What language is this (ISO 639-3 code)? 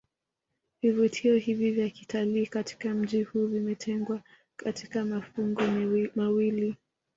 swa